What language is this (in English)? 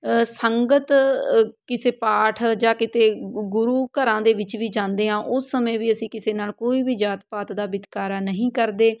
Punjabi